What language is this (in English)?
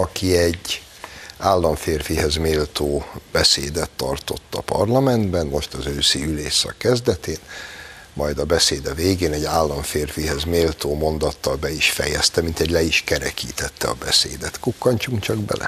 Hungarian